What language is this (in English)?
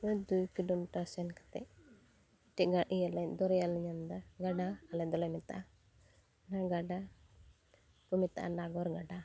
Santali